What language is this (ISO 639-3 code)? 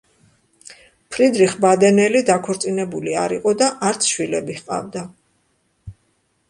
kat